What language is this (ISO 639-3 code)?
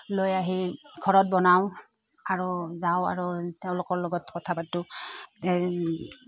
asm